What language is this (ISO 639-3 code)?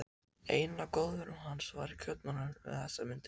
isl